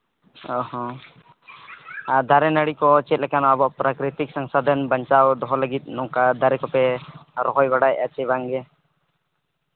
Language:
Santali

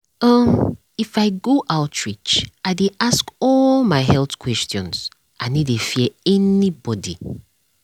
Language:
Nigerian Pidgin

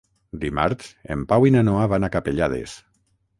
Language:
Catalan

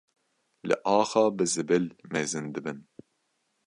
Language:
Kurdish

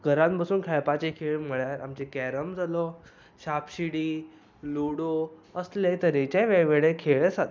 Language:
Konkani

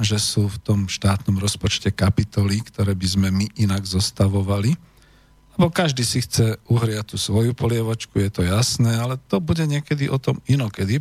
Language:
Slovak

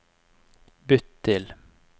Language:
Norwegian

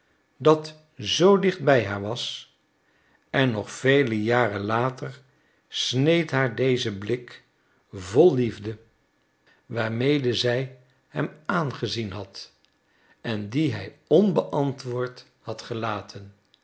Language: Dutch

